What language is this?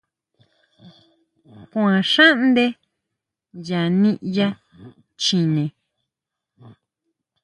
Huautla Mazatec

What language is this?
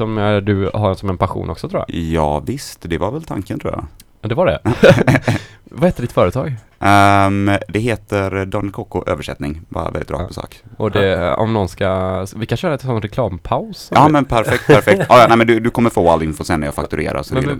Swedish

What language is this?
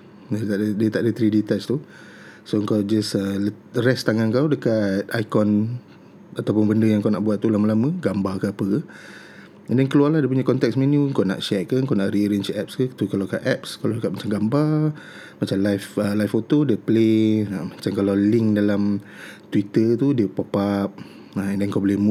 Malay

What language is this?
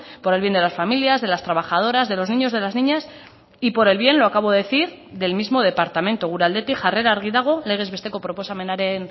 Spanish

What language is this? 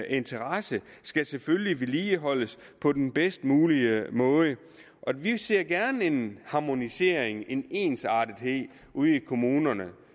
Danish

